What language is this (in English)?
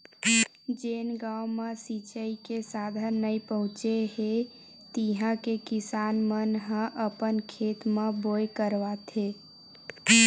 Chhattisgarhi